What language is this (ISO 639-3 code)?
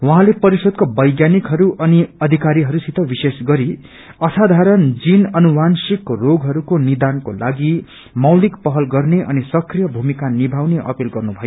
nep